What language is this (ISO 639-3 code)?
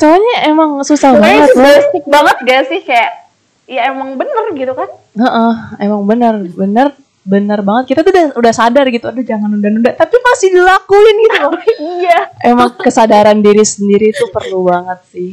ind